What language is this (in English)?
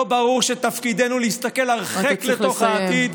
Hebrew